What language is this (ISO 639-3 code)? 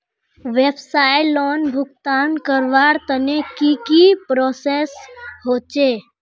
mag